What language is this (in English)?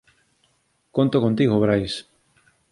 Galician